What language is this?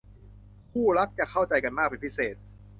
Thai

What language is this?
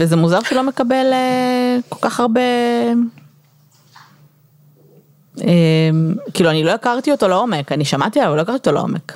Hebrew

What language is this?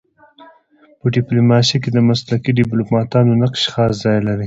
Pashto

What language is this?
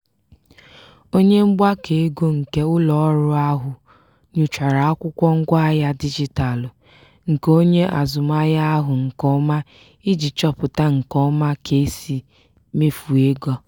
Igbo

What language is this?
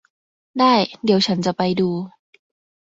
Thai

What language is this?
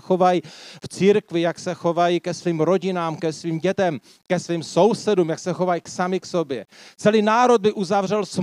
Czech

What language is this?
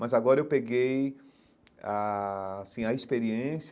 Portuguese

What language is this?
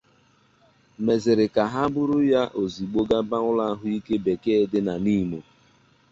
Igbo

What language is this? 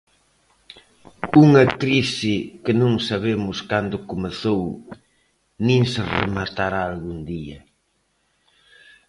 Galician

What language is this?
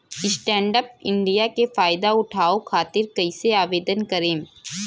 Bhojpuri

